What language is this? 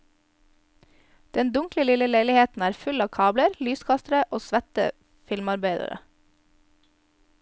Norwegian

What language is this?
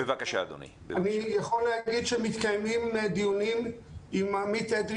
Hebrew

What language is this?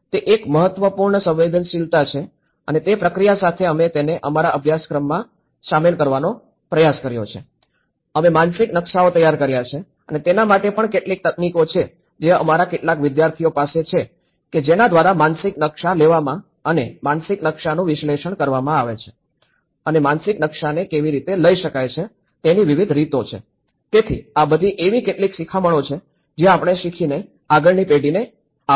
Gujarati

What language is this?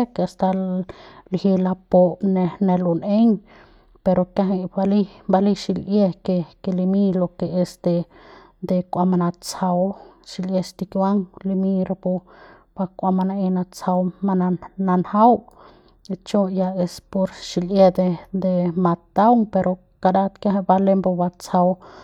Central Pame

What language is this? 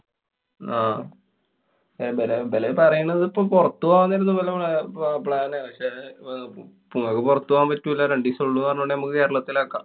Malayalam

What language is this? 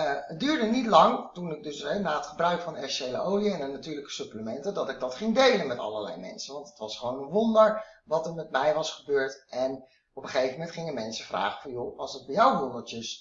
Dutch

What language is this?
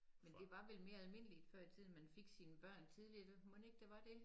Danish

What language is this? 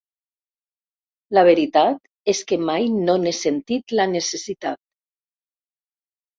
Catalan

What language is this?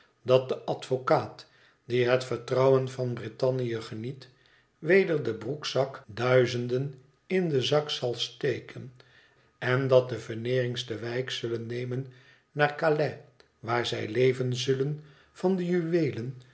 Dutch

